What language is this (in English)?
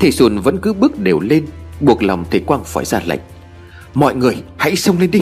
Vietnamese